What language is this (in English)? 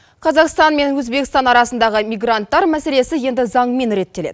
Kazakh